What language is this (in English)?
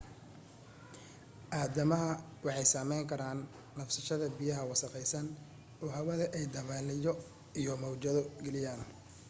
Somali